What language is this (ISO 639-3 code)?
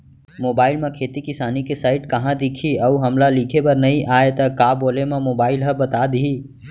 hne